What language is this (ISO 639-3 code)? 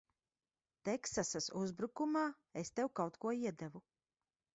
lav